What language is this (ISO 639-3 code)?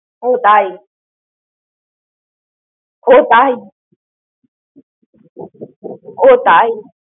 ben